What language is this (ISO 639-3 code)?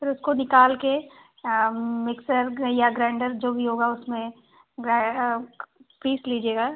hin